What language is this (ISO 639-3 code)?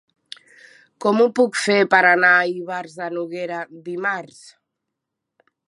cat